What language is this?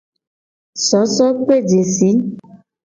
Gen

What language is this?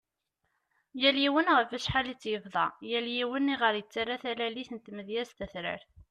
Kabyle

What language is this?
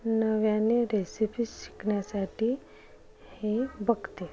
Marathi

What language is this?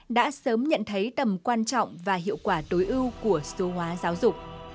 Vietnamese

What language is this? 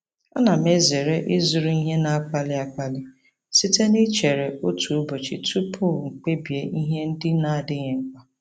Igbo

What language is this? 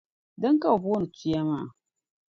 Dagbani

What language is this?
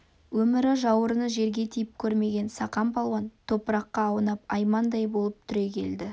Kazakh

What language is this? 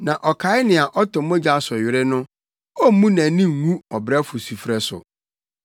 Akan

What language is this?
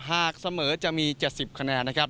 Thai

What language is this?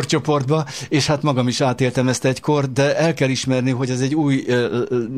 Hungarian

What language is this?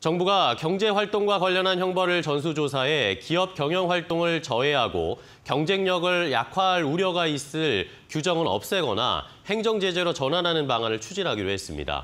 Korean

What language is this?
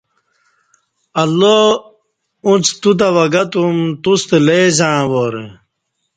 Kati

